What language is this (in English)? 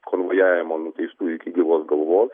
Lithuanian